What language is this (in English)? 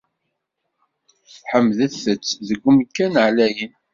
Kabyle